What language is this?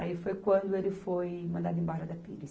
Portuguese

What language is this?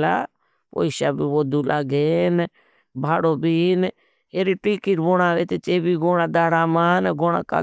Bhili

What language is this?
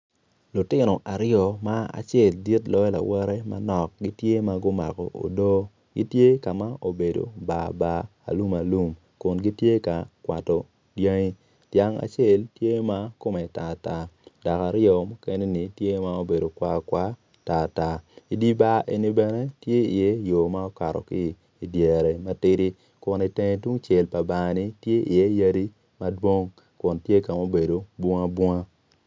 Acoli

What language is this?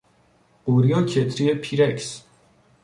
Persian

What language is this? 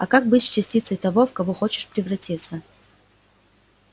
Russian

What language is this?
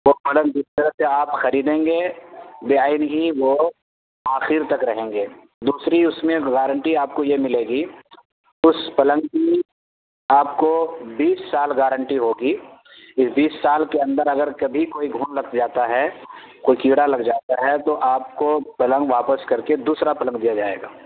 Urdu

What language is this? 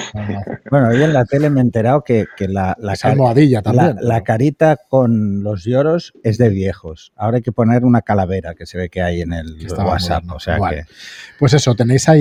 Spanish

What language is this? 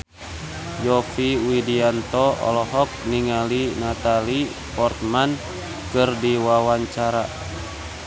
Sundanese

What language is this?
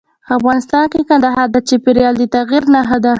Pashto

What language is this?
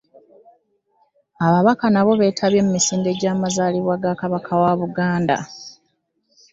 Ganda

